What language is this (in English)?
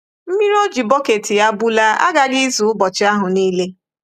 Igbo